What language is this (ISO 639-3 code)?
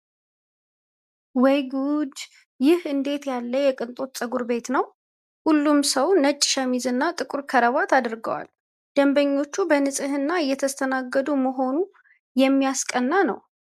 amh